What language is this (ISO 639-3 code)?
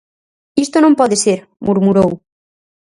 glg